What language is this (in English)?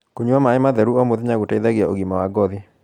Kikuyu